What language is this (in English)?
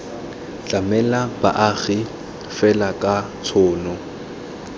Tswana